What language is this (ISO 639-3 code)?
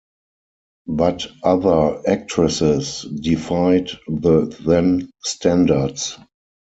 eng